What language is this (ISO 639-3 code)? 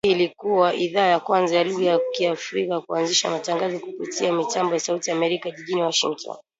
swa